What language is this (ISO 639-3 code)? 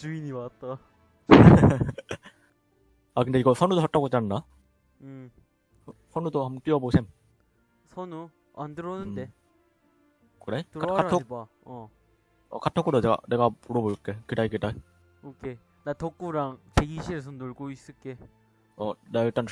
kor